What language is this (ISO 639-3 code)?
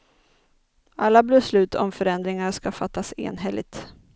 swe